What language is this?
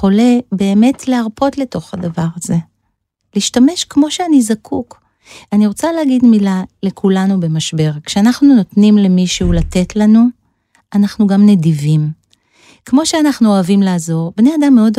Hebrew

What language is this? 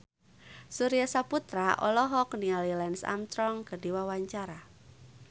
Sundanese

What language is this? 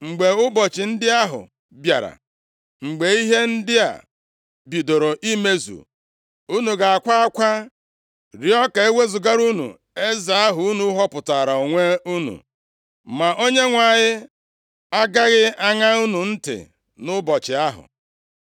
Igbo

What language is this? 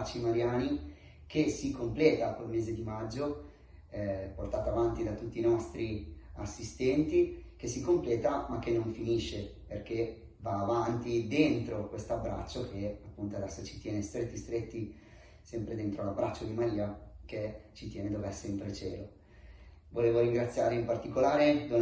Italian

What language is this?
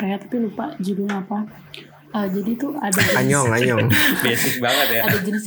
Indonesian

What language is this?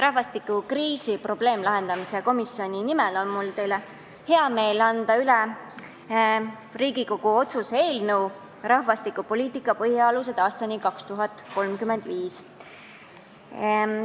Estonian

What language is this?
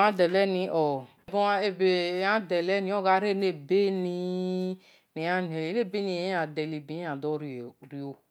Esan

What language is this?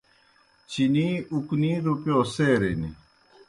Kohistani Shina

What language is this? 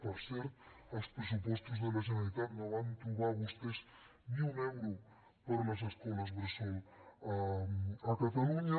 Catalan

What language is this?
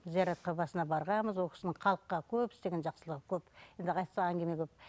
Kazakh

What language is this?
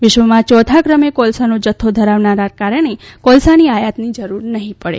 Gujarati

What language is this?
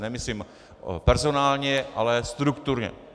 Czech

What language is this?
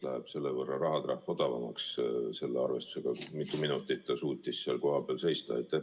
Estonian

